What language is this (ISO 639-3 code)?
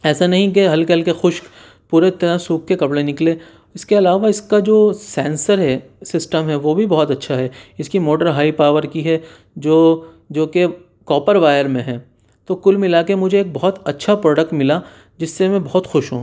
urd